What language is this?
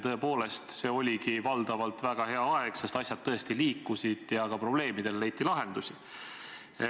Estonian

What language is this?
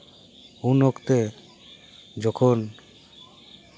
Santali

